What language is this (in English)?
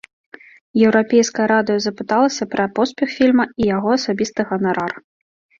Belarusian